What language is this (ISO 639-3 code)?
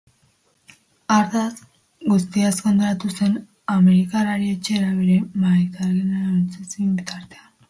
eus